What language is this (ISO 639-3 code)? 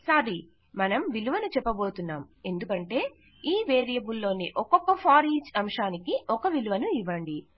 tel